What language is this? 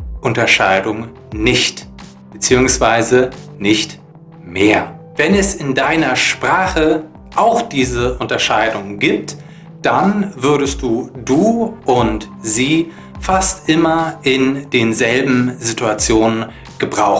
German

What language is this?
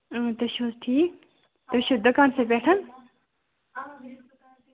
Kashmiri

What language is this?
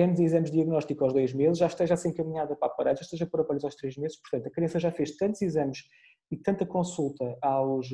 Portuguese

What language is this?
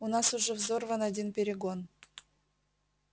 Russian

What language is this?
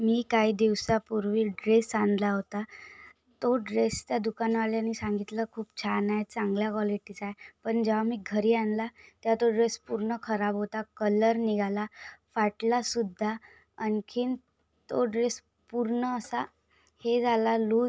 Marathi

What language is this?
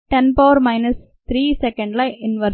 Telugu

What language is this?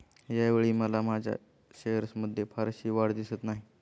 Marathi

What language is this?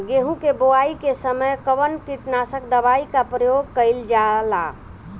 Bhojpuri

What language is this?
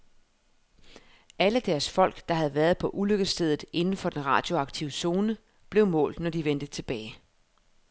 Danish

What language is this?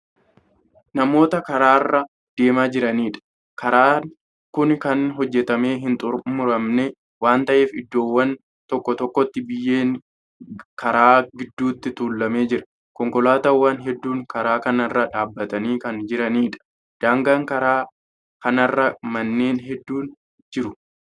Oromo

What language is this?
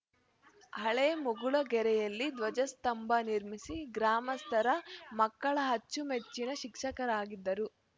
Kannada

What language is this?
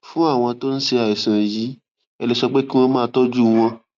Yoruba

